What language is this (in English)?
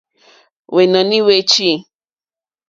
Mokpwe